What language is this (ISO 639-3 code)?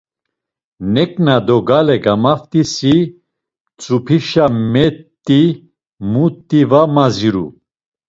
lzz